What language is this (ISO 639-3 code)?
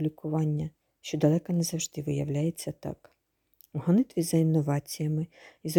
ukr